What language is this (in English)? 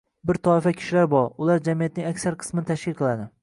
Uzbek